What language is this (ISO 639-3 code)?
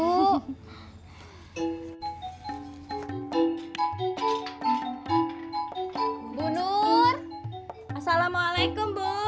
ind